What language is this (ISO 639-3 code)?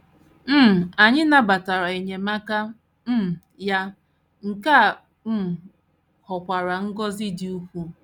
ibo